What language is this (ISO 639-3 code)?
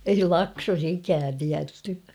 fin